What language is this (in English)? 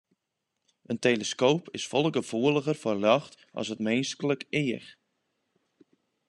Western Frisian